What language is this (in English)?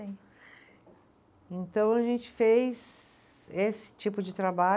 Portuguese